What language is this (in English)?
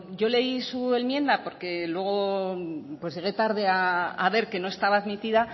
Spanish